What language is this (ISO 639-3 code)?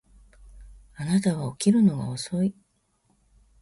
jpn